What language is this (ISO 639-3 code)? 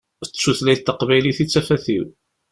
kab